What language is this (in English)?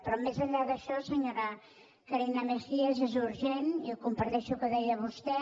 Catalan